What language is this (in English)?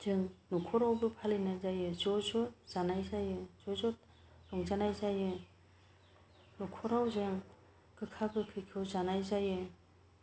Bodo